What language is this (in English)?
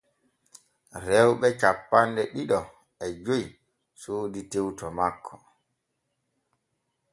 Borgu Fulfulde